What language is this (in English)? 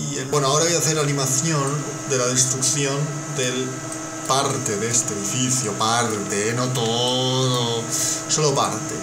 Spanish